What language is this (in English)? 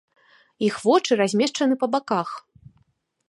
Belarusian